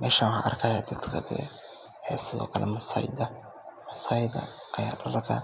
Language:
Somali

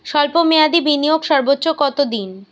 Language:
Bangla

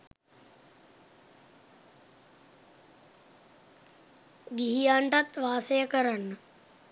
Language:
Sinhala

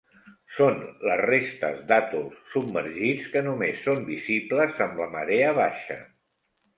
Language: Catalan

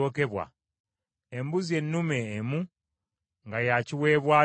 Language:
Ganda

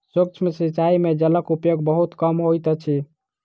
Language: Maithili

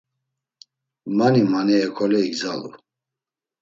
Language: Laz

